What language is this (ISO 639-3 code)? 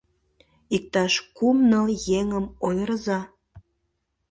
chm